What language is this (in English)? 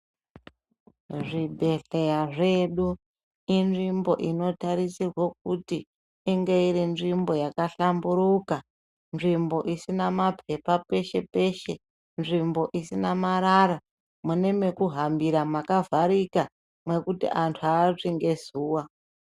Ndau